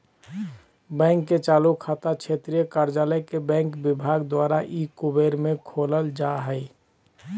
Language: Magahi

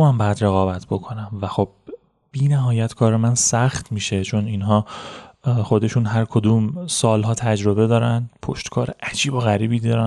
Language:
Persian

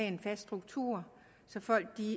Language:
Danish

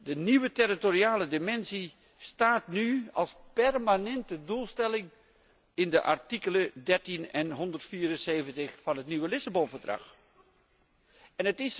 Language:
Dutch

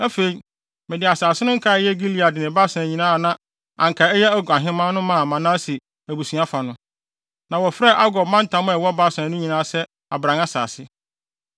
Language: Akan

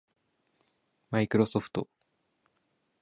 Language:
Japanese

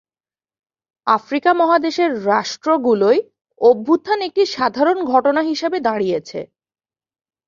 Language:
Bangla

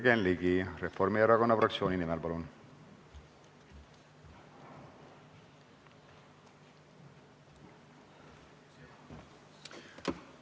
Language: Estonian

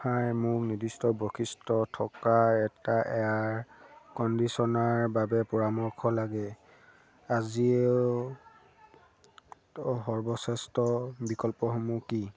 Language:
Assamese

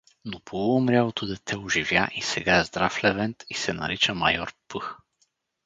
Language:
Bulgarian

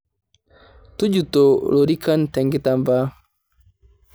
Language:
Masai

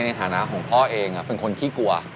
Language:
Thai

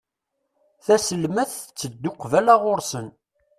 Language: Kabyle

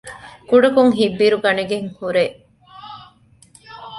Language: Divehi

